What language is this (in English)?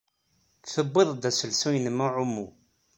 Kabyle